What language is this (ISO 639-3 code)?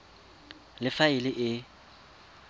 tsn